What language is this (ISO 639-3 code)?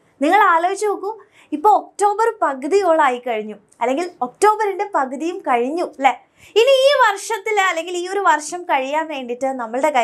spa